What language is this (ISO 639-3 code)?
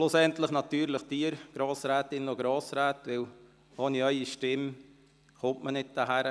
gsw